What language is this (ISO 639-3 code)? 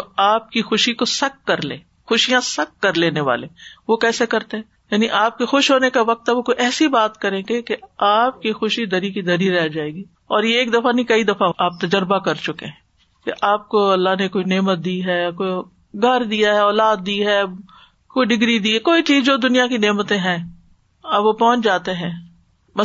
urd